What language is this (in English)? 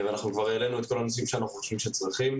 Hebrew